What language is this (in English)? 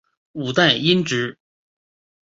Chinese